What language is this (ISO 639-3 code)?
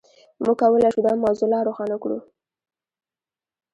pus